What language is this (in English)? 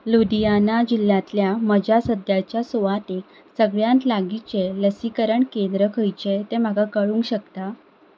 Konkani